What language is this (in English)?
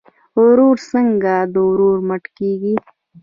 Pashto